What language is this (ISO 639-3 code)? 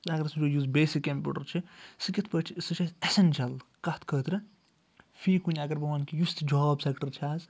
kas